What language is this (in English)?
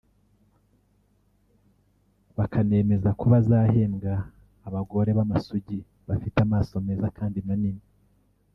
Kinyarwanda